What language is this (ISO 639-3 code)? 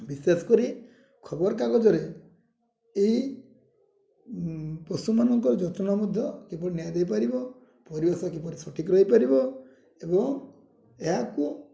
ori